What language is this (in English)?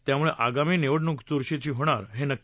Marathi